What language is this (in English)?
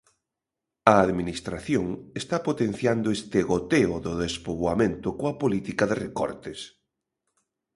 Galician